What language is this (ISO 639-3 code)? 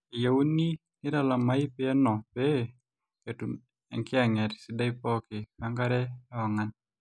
mas